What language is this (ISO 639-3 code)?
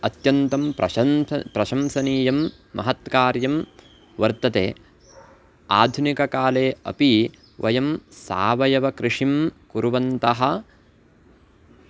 san